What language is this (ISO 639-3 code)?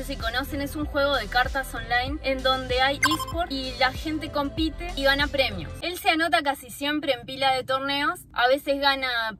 spa